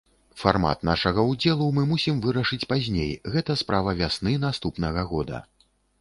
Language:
Belarusian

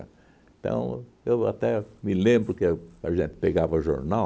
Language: Portuguese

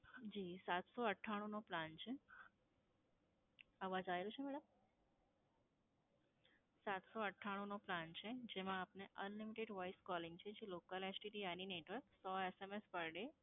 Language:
Gujarati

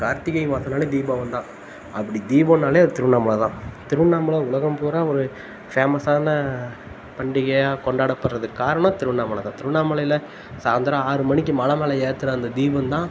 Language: Tamil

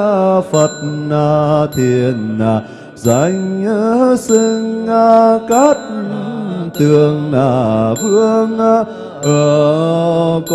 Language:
Vietnamese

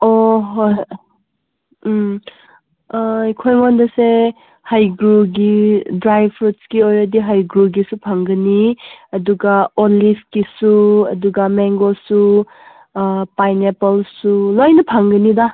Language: Manipuri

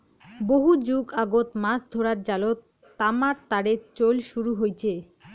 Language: Bangla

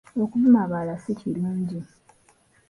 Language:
Ganda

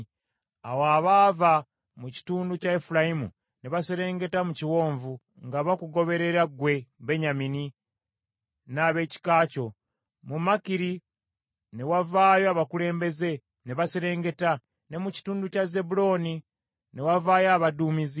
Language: Ganda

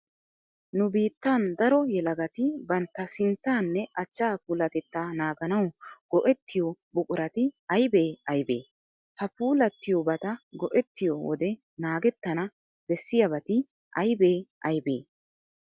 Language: Wolaytta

